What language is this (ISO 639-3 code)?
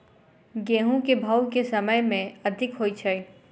mai